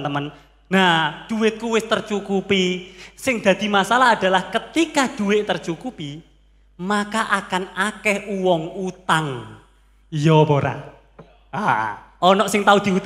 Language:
Indonesian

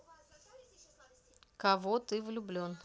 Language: Russian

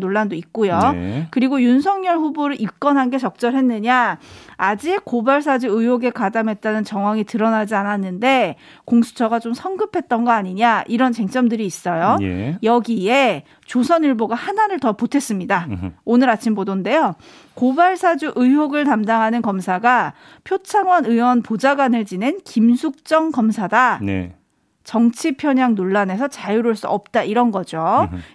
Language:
Korean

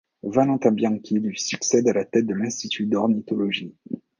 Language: French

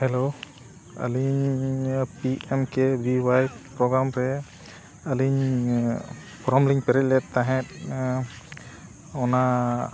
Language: Santali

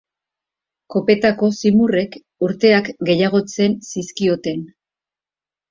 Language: Basque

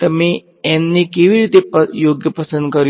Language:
Gujarati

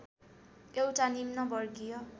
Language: Nepali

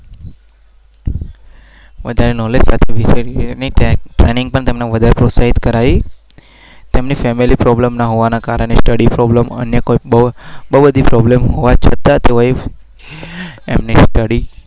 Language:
Gujarati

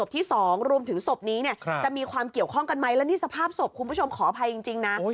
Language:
Thai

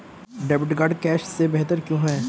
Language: Hindi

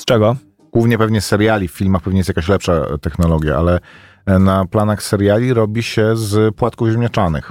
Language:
Polish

